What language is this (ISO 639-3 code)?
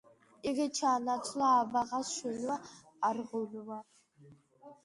kat